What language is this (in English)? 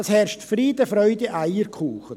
Swiss German